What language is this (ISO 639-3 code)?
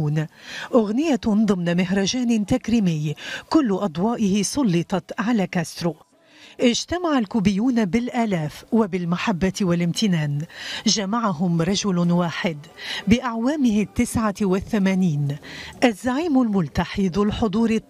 ara